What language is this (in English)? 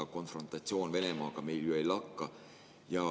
Estonian